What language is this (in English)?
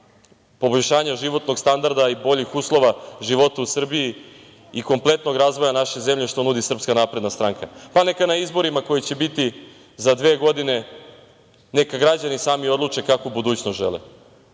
Serbian